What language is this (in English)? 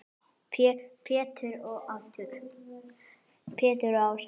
Icelandic